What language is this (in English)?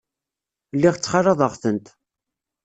Kabyle